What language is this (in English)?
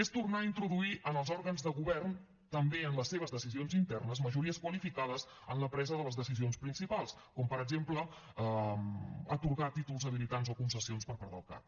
Catalan